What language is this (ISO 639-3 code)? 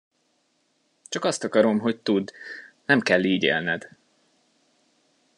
hun